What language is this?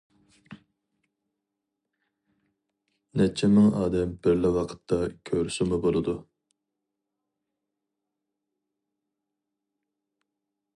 Uyghur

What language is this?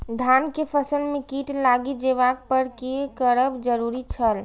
Maithili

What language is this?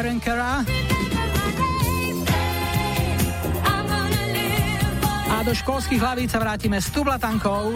Slovak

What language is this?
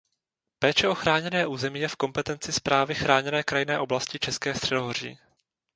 Czech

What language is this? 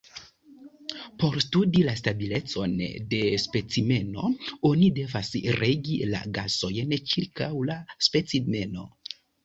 Esperanto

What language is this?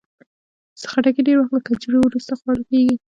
Pashto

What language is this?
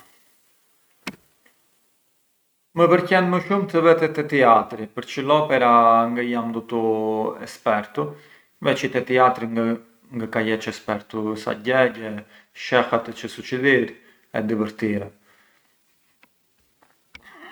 Arbëreshë Albanian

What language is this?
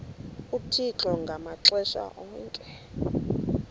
Xhosa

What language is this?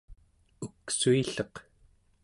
Central Yupik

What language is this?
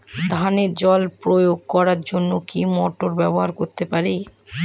Bangla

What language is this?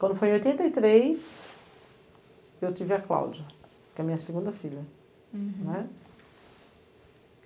Portuguese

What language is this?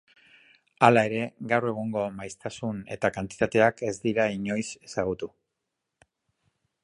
Basque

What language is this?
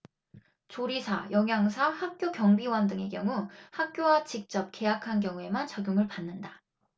Korean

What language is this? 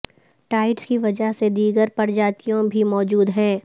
Urdu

